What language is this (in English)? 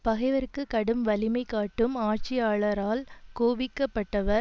Tamil